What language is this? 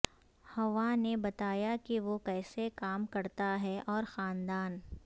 Urdu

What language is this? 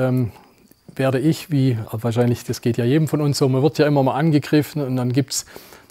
German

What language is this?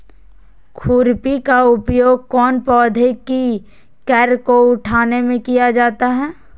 Magahi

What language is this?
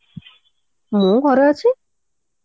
Odia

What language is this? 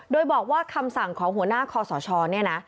Thai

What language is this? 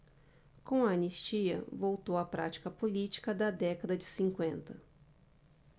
Portuguese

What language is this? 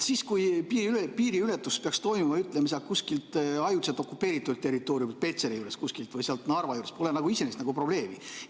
Estonian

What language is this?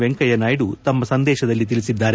Kannada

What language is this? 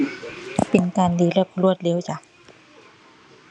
Thai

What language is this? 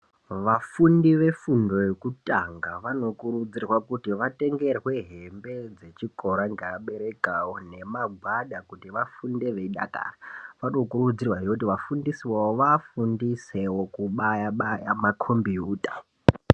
Ndau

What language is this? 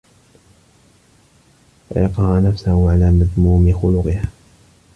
Arabic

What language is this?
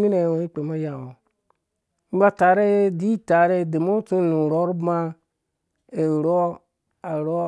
Dũya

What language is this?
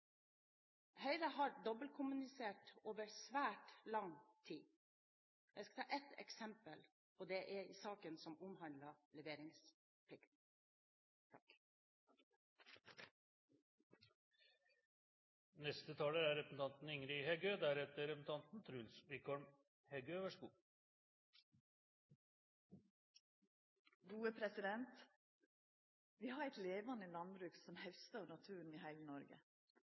Norwegian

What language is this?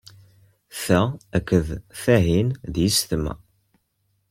Kabyle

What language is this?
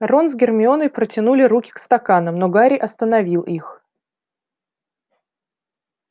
Russian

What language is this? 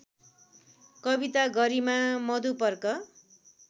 Nepali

